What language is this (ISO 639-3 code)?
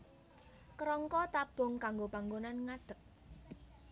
jav